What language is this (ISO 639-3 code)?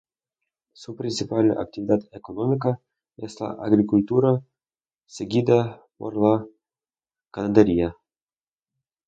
spa